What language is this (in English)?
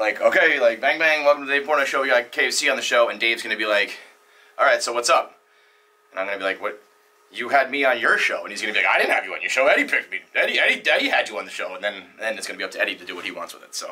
English